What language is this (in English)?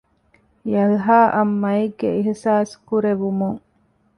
Divehi